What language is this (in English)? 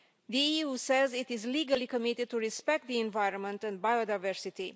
English